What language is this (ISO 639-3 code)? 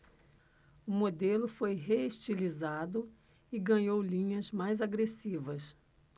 por